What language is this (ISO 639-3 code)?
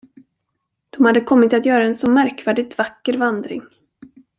swe